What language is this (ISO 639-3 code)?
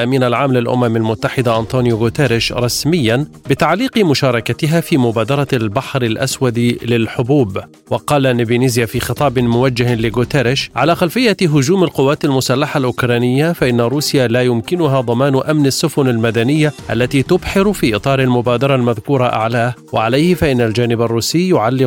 ara